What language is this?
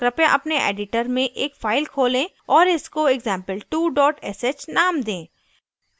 Hindi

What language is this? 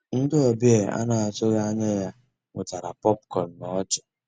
Igbo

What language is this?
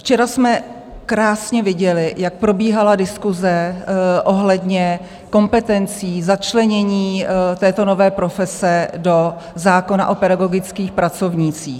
Czech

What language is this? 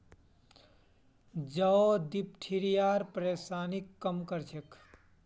Magahi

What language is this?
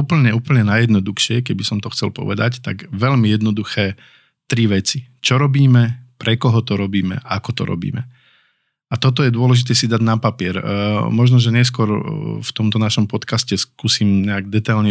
Slovak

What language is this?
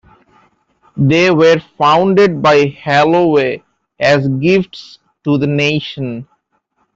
English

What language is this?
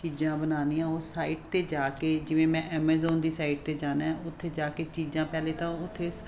Punjabi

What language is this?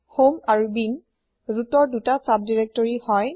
Assamese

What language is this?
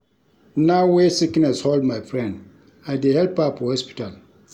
Nigerian Pidgin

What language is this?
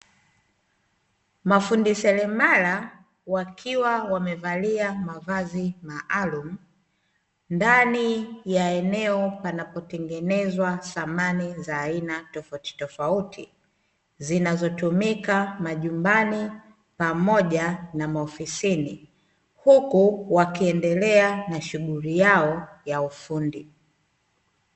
Swahili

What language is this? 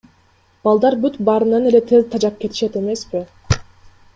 Kyrgyz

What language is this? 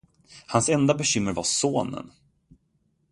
Swedish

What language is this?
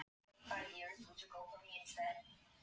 Icelandic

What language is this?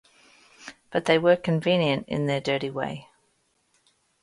English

